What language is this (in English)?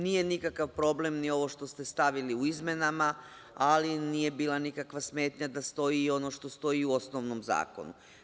Serbian